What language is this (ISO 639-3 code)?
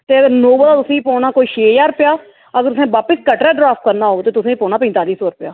doi